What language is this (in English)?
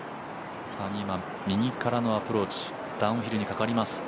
Japanese